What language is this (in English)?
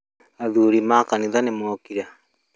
Kikuyu